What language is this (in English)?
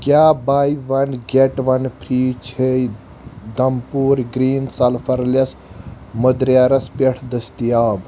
Kashmiri